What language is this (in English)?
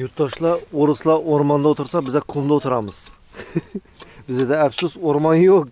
Turkish